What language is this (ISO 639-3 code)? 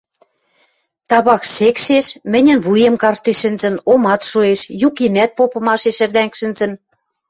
mrj